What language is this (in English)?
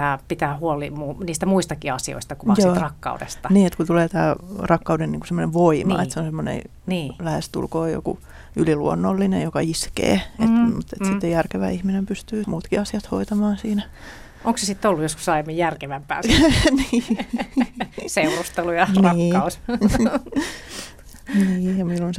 Finnish